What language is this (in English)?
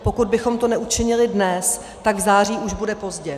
Czech